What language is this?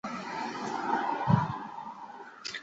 Chinese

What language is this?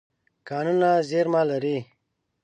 Pashto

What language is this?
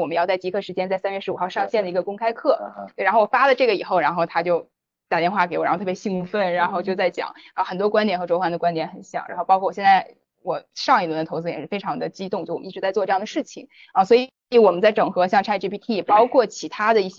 Chinese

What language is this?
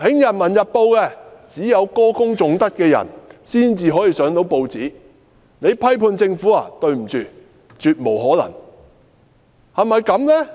Cantonese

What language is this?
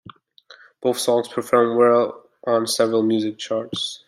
English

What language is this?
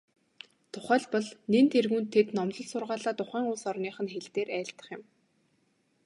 Mongolian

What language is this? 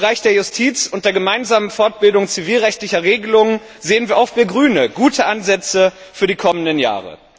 German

